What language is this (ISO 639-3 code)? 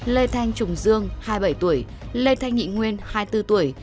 vie